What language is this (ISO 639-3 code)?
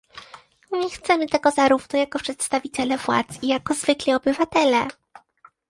pol